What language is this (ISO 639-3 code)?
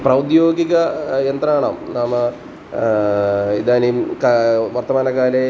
san